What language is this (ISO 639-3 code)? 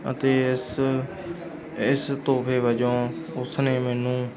pan